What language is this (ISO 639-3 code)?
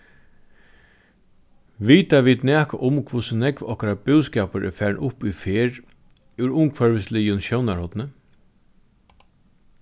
fao